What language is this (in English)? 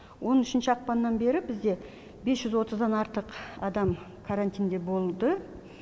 Kazakh